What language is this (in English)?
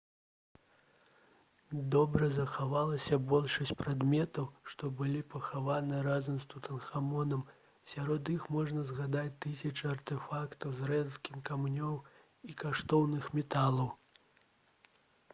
Belarusian